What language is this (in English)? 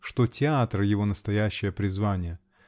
Russian